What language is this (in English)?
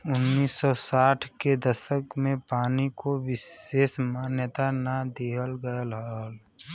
Bhojpuri